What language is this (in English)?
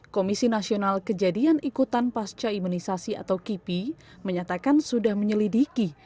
Indonesian